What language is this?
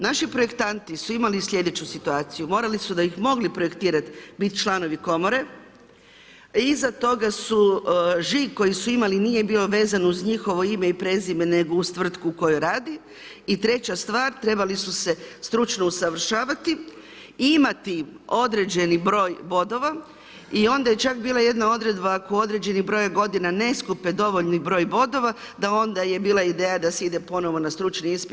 Croatian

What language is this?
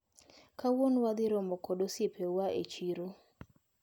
Luo (Kenya and Tanzania)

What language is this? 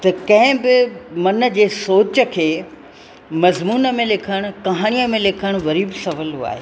Sindhi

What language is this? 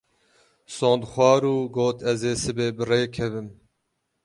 Kurdish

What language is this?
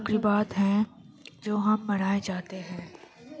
Urdu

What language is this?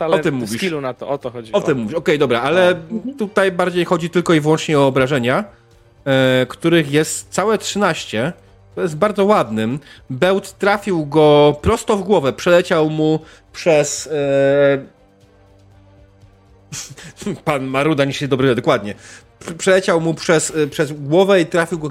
Polish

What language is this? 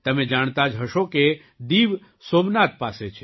Gujarati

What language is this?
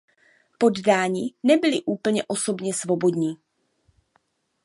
Czech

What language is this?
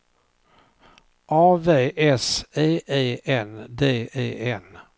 Swedish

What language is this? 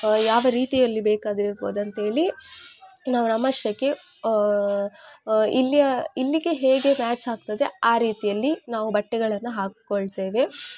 Kannada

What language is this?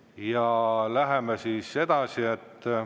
Estonian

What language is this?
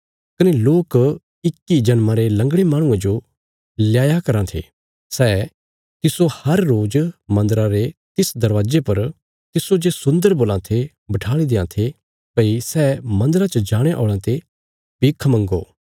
Bilaspuri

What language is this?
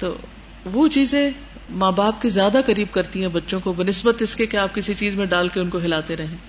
Urdu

